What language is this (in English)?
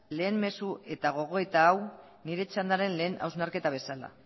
Basque